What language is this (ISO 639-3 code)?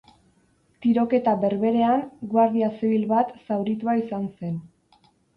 eus